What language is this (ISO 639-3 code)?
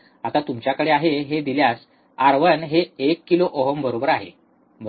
mar